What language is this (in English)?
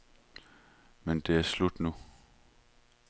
Danish